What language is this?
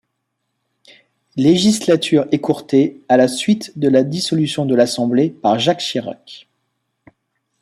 French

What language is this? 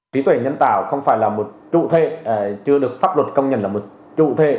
Vietnamese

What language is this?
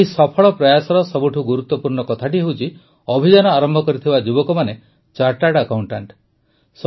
Odia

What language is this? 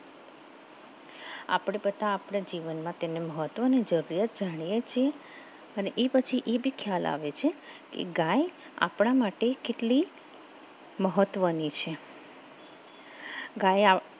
Gujarati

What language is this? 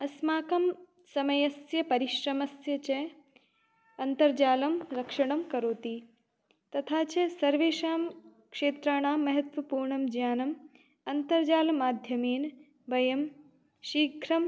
Sanskrit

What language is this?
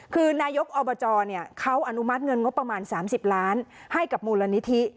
Thai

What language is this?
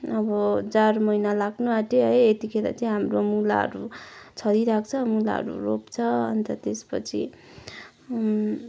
Nepali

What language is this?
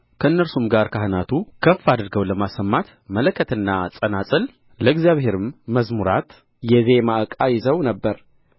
Amharic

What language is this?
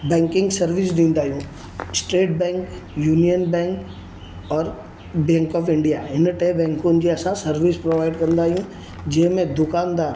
Sindhi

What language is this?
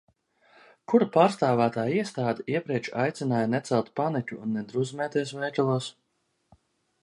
Latvian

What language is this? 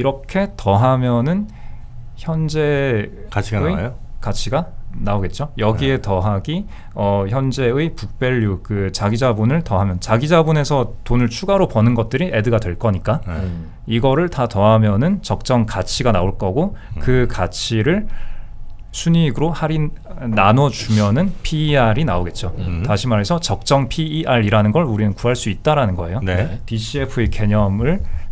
Korean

